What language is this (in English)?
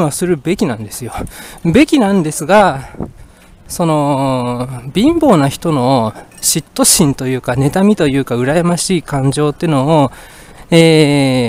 Japanese